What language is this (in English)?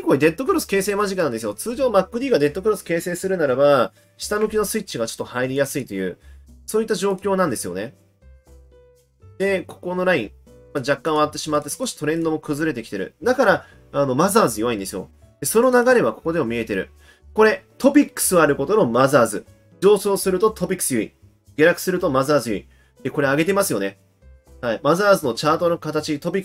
Japanese